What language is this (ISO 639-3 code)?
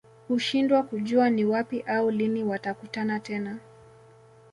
swa